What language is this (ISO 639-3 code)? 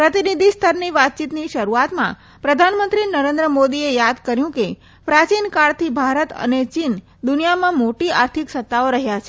guj